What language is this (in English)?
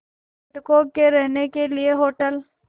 Hindi